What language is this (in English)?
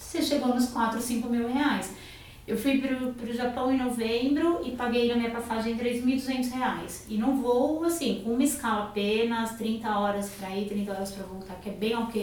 Portuguese